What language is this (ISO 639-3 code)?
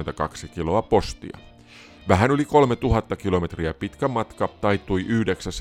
fin